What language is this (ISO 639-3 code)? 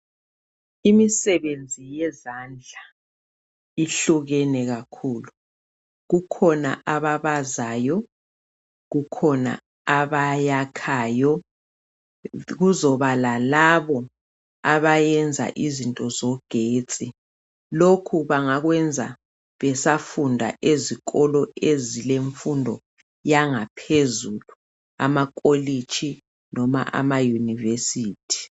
nde